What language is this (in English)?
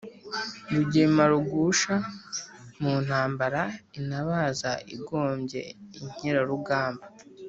Kinyarwanda